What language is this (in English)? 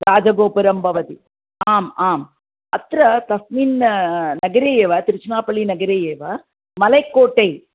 Sanskrit